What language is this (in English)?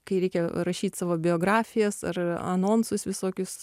Lithuanian